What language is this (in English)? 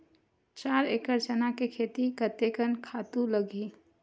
Chhattisgarhi